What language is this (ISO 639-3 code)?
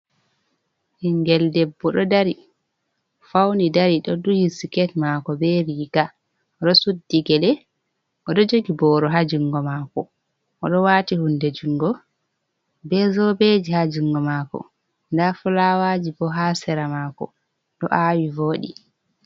ful